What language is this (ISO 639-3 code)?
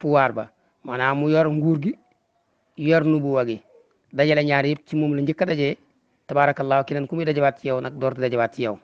ind